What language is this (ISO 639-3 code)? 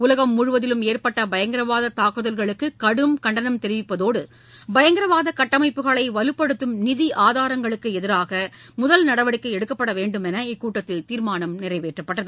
tam